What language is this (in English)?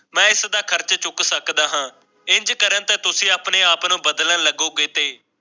Punjabi